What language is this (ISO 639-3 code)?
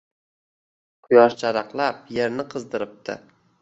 uzb